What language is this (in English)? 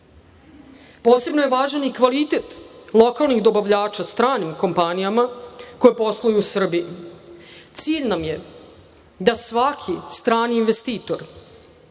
Serbian